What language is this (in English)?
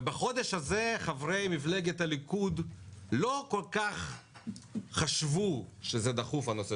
Hebrew